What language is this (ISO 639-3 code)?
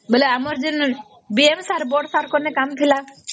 ori